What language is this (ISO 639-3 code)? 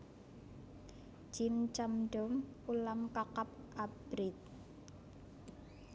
jav